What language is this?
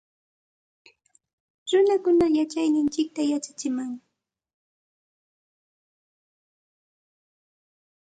Santa Ana de Tusi Pasco Quechua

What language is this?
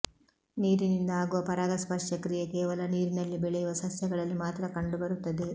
Kannada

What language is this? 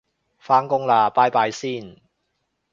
Cantonese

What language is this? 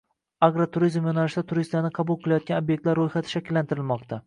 Uzbek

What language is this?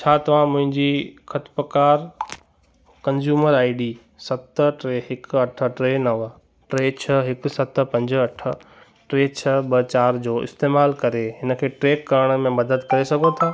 Sindhi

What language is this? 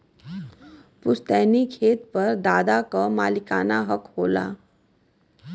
Bhojpuri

